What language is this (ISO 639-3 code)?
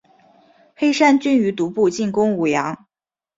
zho